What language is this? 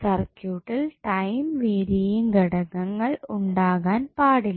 Malayalam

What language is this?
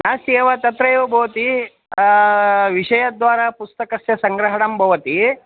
Sanskrit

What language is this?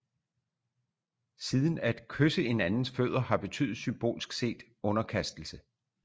Danish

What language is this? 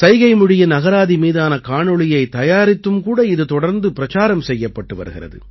Tamil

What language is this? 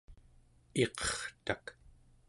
Central Yupik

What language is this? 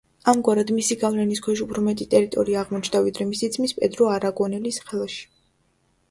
Georgian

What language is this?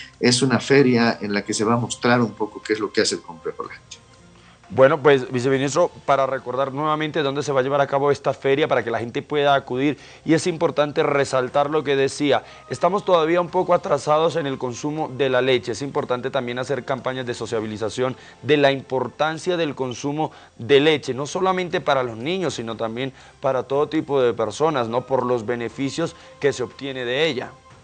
Spanish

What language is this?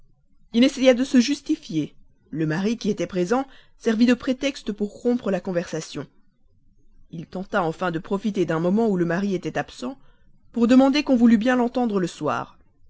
French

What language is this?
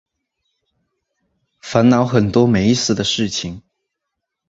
Chinese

